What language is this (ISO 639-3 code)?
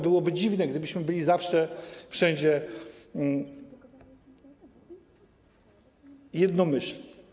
pol